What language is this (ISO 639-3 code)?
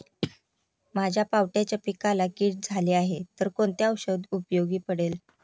mar